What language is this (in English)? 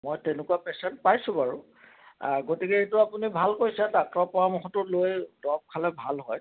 Assamese